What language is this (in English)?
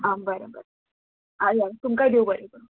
Konkani